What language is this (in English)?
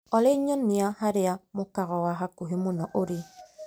Kikuyu